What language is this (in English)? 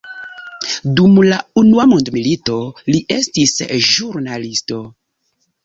Esperanto